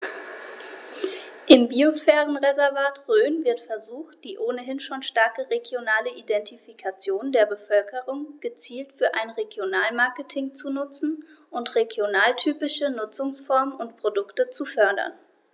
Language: German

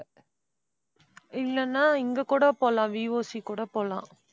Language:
Tamil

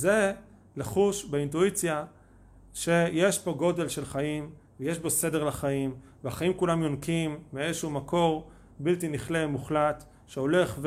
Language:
Hebrew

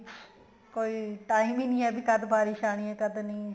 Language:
Punjabi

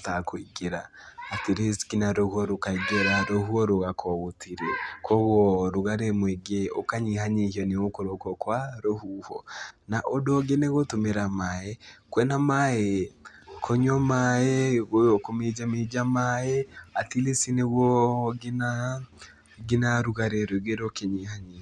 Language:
Kikuyu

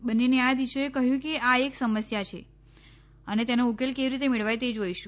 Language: Gujarati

